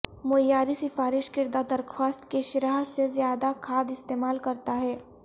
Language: Urdu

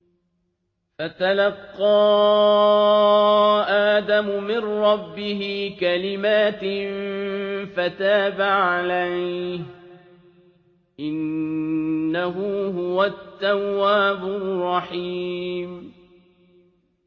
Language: Arabic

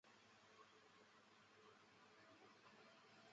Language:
Chinese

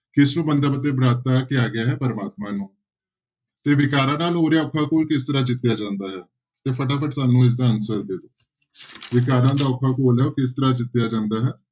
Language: Punjabi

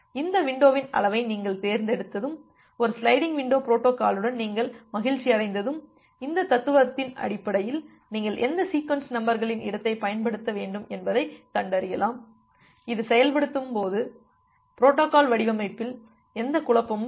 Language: Tamil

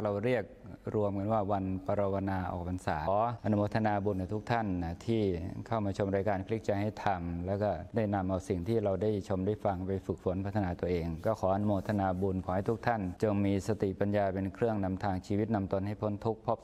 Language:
Thai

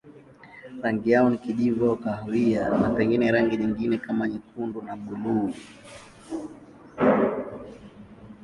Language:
Swahili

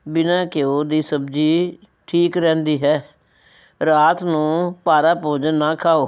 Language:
Punjabi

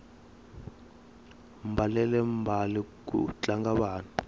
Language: Tsonga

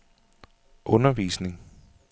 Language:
Danish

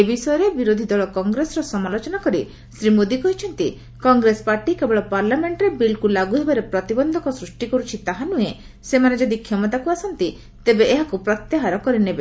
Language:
Odia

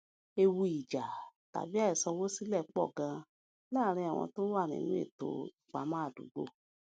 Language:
Yoruba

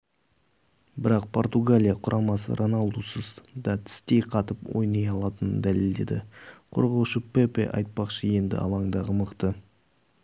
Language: Kazakh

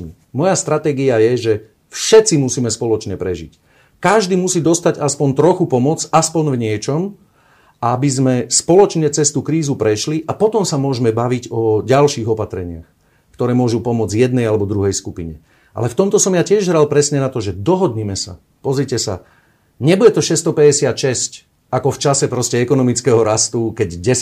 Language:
Slovak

